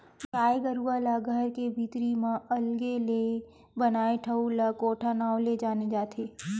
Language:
Chhattisgarhi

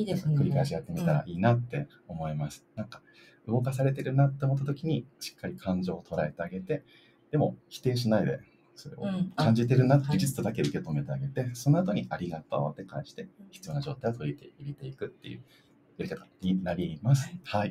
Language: Japanese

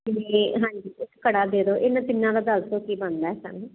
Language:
Punjabi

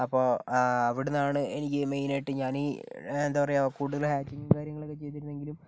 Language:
Malayalam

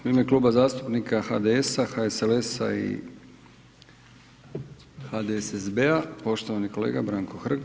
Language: Croatian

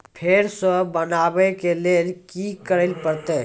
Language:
Maithili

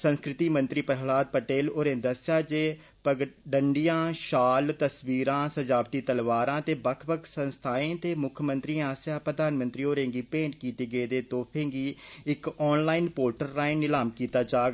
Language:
Dogri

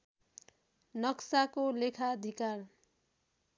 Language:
Nepali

